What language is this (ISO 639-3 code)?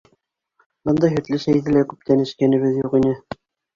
bak